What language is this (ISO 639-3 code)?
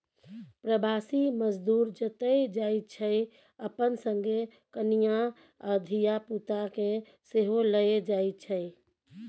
mai